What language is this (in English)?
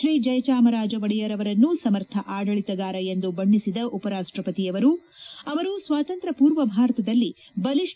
Kannada